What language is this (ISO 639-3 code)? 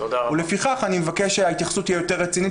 heb